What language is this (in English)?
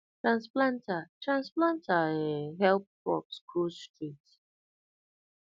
Nigerian Pidgin